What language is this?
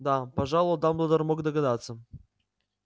Russian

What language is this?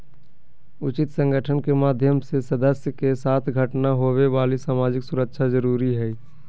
Magahi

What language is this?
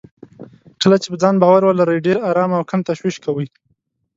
Pashto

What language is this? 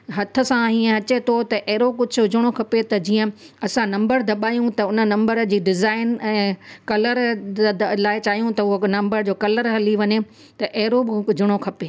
Sindhi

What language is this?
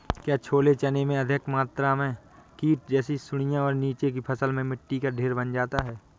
Hindi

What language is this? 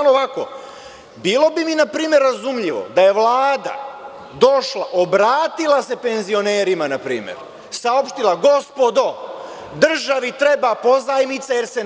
Serbian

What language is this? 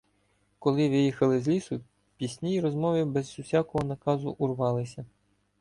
Ukrainian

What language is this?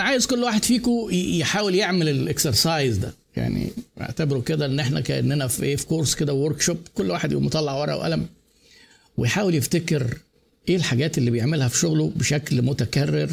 Arabic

